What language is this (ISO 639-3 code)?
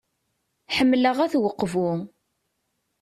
kab